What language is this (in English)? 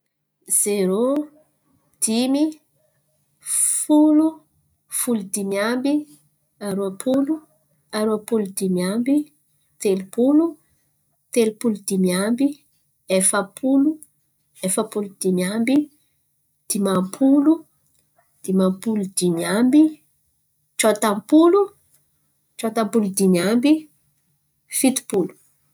Antankarana Malagasy